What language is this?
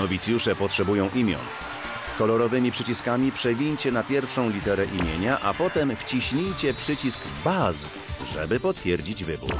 Polish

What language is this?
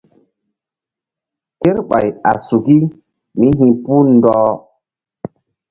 Mbum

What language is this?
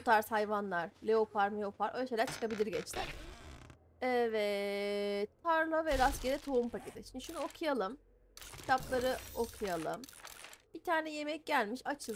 Turkish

